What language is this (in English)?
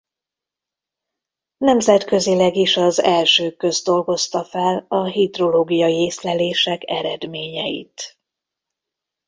Hungarian